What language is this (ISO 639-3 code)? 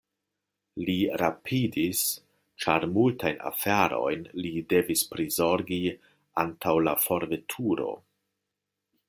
epo